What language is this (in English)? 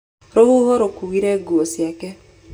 Kikuyu